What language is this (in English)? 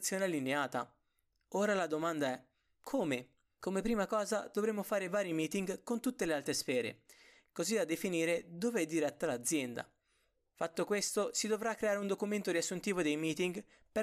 Italian